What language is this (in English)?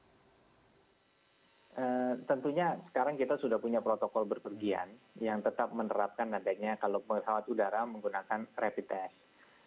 Indonesian